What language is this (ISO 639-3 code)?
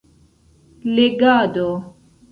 epo